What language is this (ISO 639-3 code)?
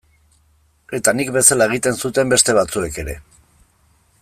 eus